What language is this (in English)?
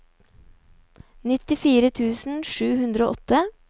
Norwegian